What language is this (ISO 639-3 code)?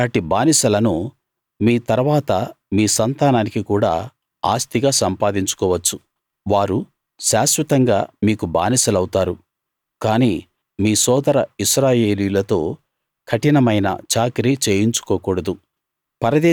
tel